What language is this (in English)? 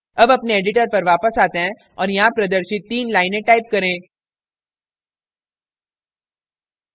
Hindi